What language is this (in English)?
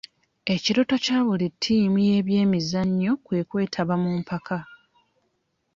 Ganda